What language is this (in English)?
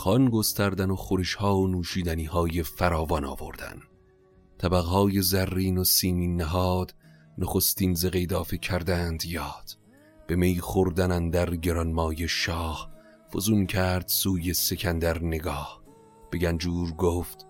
Persian